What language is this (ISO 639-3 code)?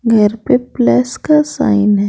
hin